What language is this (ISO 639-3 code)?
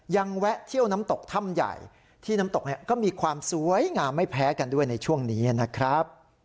tha